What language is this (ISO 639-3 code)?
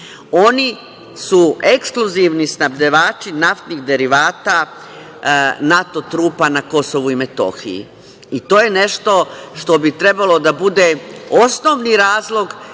srp